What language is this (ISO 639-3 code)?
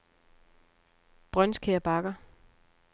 dan